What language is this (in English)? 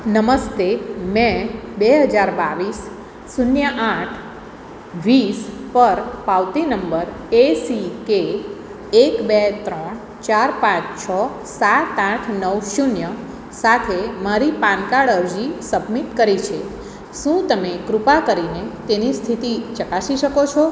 Gujarati